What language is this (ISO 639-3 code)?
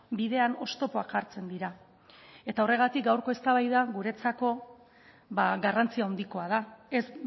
eus